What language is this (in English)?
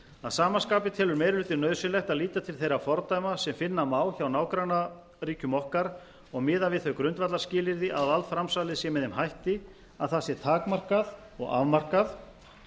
Icelandic